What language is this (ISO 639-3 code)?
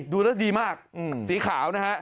tha